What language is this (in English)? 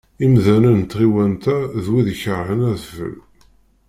Kabyle